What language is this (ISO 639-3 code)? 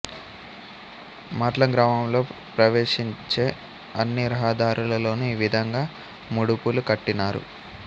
tel